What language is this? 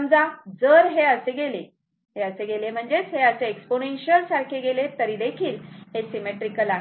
Marathi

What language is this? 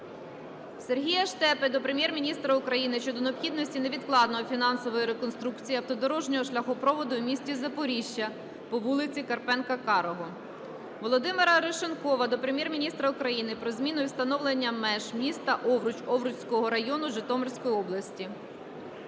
Ukrainian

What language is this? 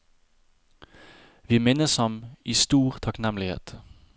Norwegian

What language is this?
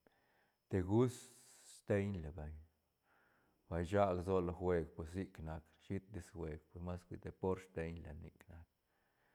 Santa Catarina Albarradas Zapotec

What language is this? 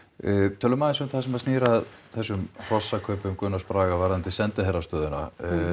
Icelandic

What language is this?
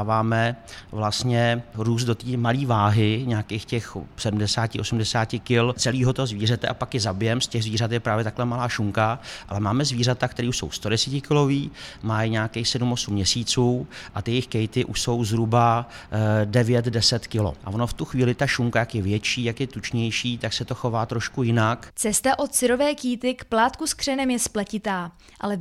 Czech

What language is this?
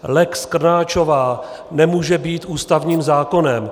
Czech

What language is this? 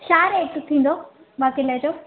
Sindhi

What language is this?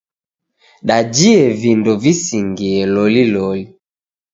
Taita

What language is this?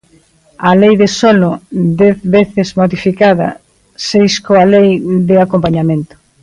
Galician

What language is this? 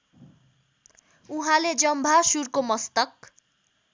Nepali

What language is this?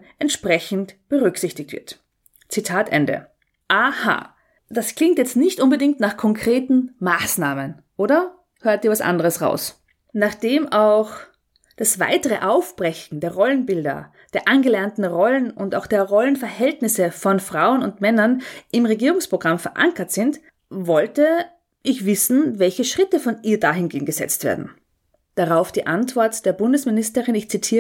German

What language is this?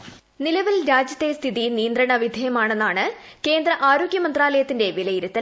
Malayalam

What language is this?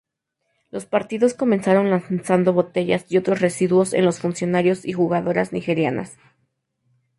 Spanish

